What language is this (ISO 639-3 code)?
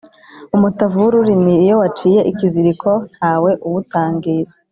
kin